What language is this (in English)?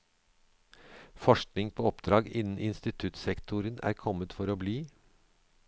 Norwegian